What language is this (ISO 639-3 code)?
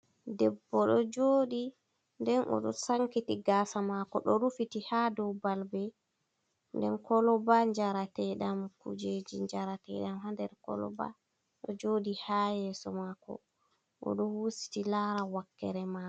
ful